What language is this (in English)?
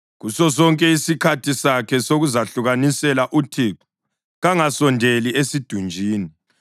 North Ndebele